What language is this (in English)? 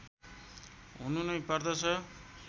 Nepali